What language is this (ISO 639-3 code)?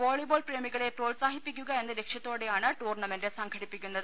mal